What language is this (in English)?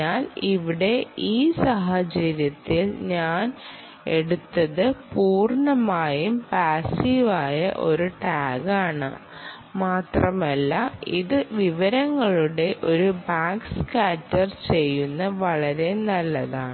Malayalam